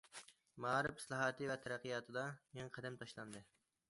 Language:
Uyghur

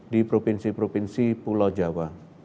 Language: Indonesian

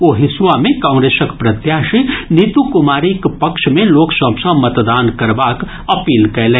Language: Maithili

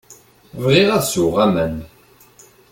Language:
Kabyle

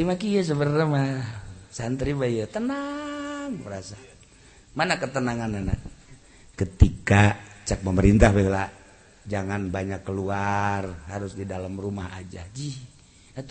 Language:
Indonesian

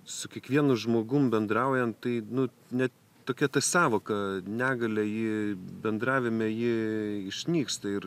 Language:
Lithuanian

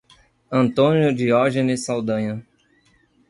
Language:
Portuguese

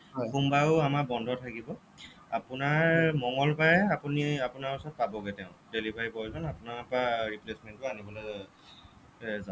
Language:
Assamese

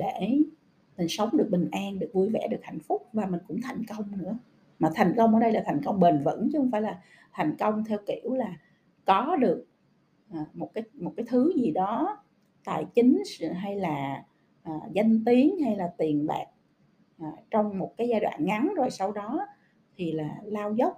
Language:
Vietnamese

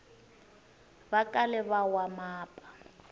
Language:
Tsonga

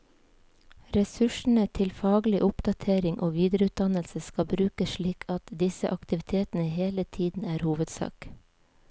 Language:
Norwegian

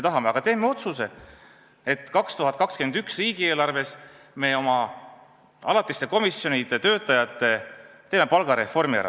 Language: Estonian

